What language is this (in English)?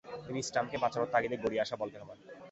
Bangla